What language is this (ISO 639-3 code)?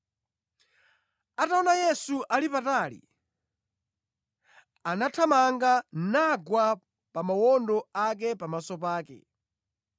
nya